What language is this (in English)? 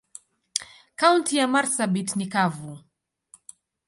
Swahili